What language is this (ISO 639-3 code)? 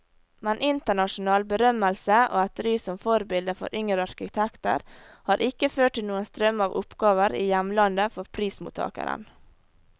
nor